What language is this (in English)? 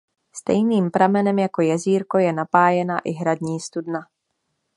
Czech